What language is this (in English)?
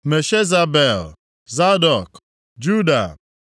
Igbo